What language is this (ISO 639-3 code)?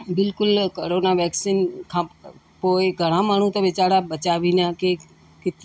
snd